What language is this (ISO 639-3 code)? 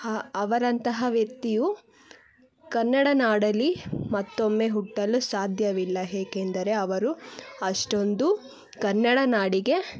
kan